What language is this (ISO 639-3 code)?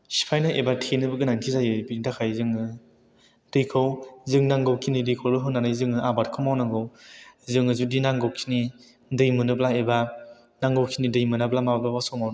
brx